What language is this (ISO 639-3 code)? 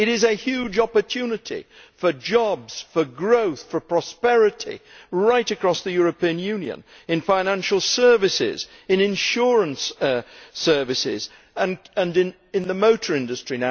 eng